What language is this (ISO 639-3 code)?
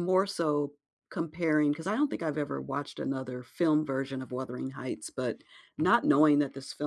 eng